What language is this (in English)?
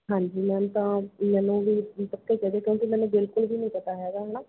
Punjabi